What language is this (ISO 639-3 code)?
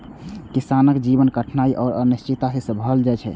mai